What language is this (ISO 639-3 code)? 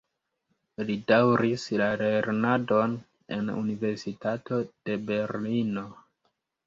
epo